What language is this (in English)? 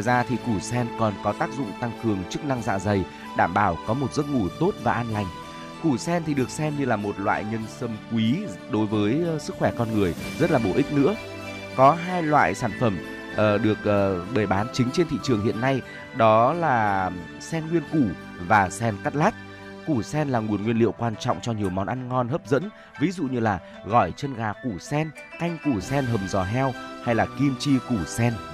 Vietnamese